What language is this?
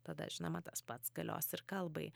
Lithuanian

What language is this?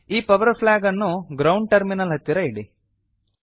Kannada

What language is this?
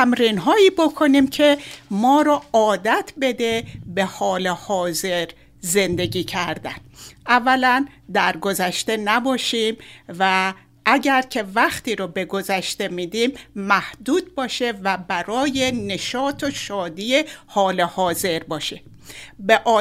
Persian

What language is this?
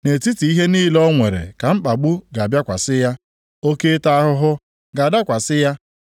Igbo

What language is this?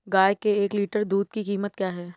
Hindi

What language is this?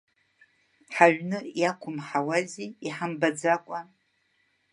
Abkhazian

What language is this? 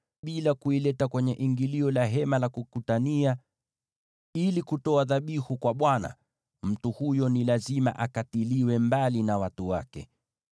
Swahili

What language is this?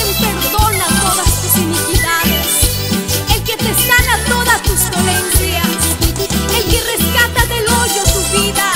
Spanish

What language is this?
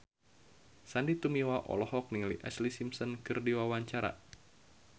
Sundanese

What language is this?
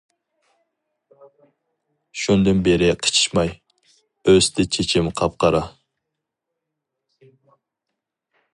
Uyghur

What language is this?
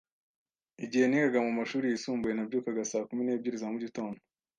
Kinyarwanda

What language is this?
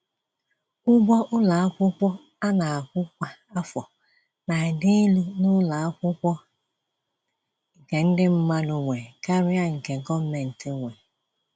Igbo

